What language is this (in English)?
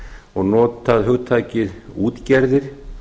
Icelandic